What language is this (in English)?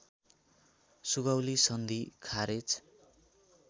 Nepali